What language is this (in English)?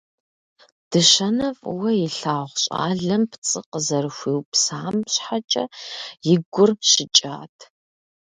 Kabardian